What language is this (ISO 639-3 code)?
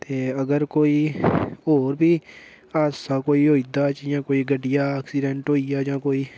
doi